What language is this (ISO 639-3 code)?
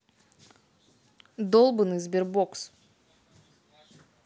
rus